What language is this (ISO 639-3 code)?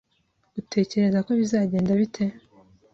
kin